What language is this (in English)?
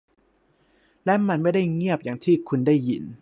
Thai